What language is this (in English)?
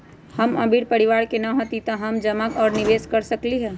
Magahi